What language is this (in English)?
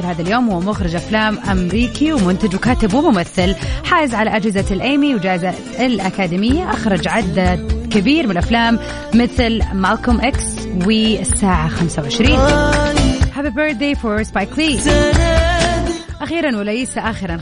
Arabic